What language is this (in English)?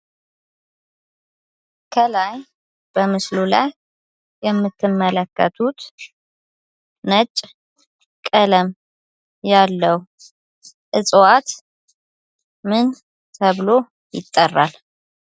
Amharic